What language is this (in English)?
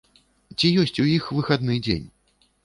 Belarusian